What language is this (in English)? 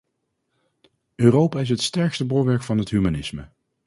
Dutch